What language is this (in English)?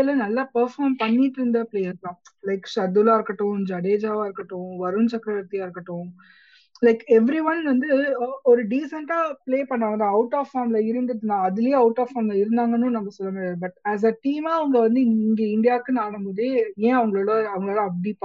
Tamil